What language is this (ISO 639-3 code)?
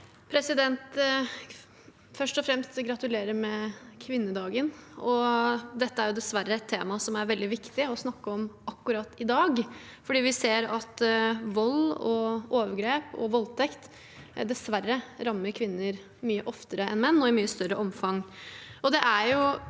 nor